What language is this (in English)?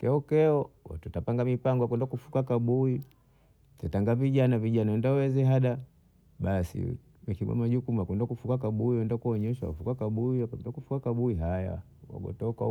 Bondei